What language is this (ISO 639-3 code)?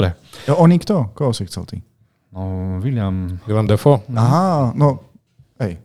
slk